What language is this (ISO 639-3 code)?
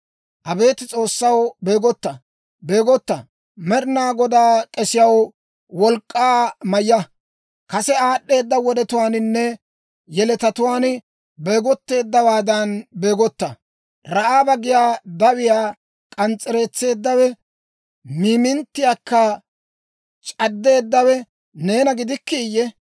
dwr